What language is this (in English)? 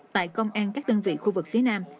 Vietnamese